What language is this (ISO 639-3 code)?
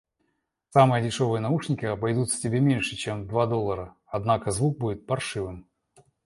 rus